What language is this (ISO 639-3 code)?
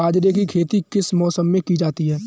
hin